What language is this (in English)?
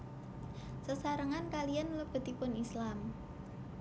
Javanese